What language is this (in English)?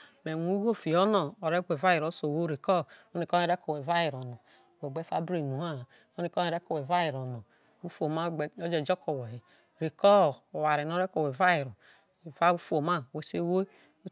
Isoko